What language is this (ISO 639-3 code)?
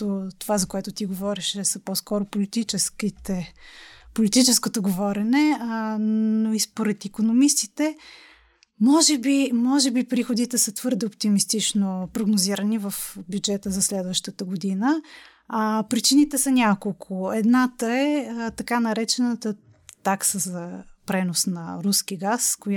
bul